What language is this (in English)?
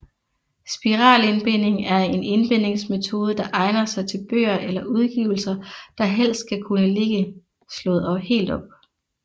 Danish